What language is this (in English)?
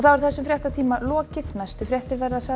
Icelandic